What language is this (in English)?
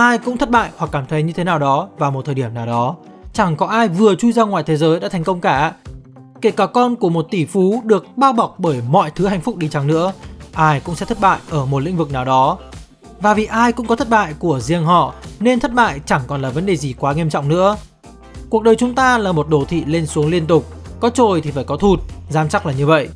Vietnamese